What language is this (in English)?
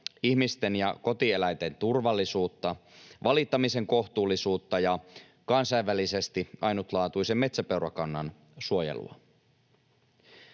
Finnish